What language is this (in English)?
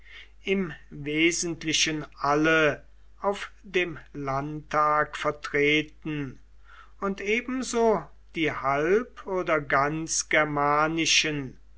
German